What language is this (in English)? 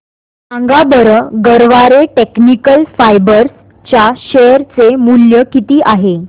Marathi